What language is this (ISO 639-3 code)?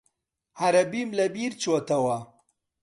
ckb